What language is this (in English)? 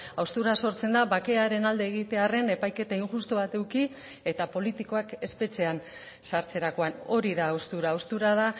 Basque